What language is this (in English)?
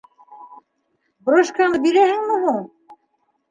Bashkir